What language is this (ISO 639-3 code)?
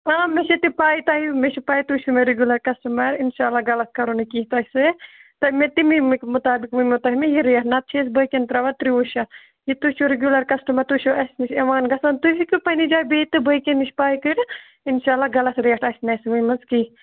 kas